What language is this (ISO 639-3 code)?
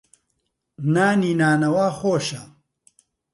ckb